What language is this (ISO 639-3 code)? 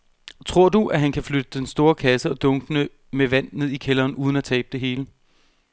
dan